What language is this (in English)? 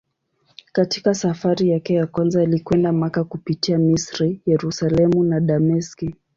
Swahili